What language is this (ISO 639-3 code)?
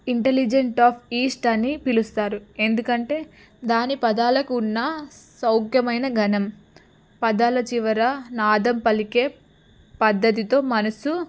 tel